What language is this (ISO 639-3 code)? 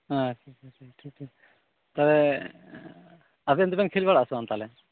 sat